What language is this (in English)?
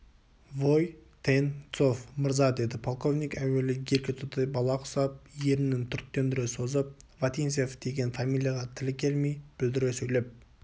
Kazakh